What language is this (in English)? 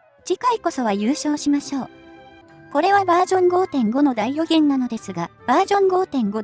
Japanese